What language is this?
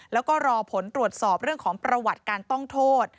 Thai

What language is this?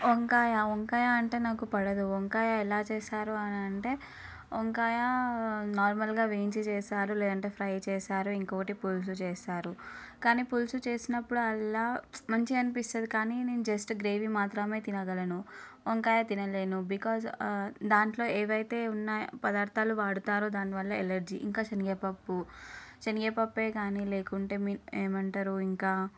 Telugu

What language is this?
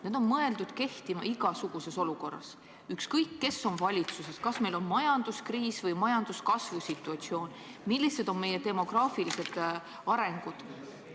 Estonian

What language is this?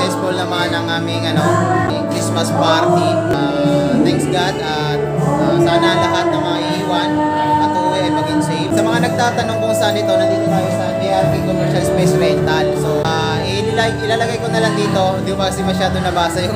Filipino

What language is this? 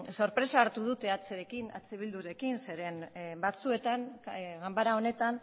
Basque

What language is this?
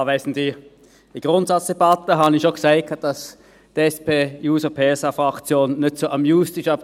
Swiss German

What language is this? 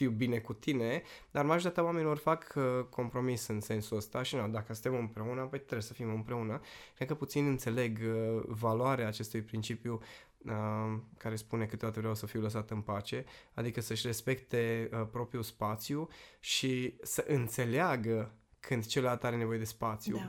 Romanian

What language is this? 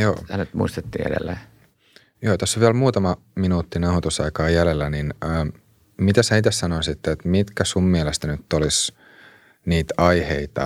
Finnish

